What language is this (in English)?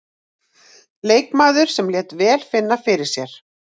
Icelandic